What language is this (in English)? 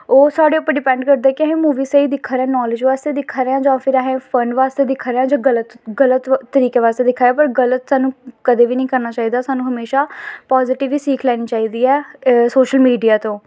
Dogri